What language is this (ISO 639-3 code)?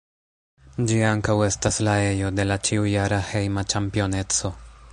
epo